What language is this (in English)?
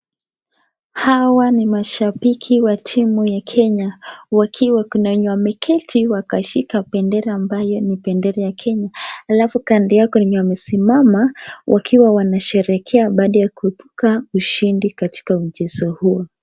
Swahili